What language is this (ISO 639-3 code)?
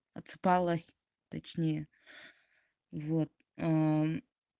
rus